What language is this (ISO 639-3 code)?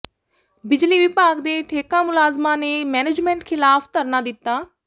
pan